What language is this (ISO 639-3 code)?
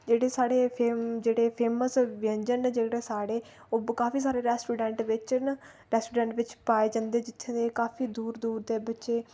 doi